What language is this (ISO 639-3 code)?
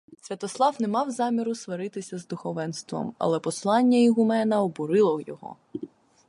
ukr